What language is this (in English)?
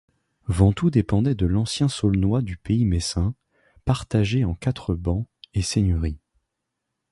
French